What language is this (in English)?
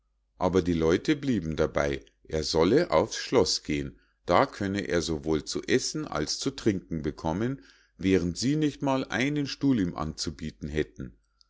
German